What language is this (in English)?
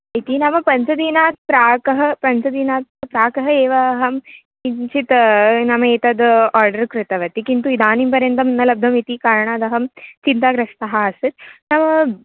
Sanskrit